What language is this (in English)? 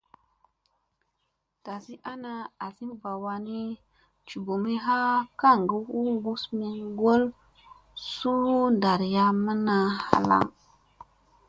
Musey